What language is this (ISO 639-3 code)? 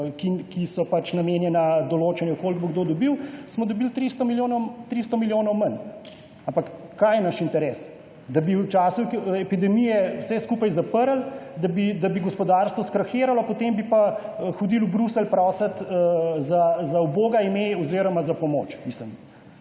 slv